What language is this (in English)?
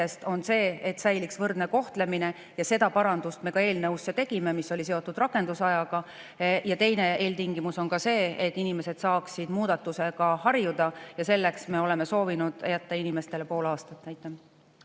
Estonian